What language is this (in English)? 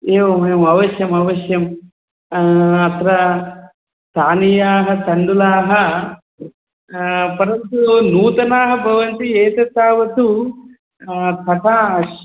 Sanskrit